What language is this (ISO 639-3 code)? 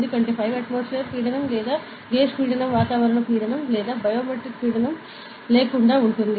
tel